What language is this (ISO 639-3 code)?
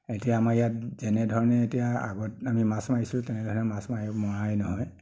asm